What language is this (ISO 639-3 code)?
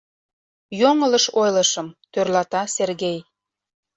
chm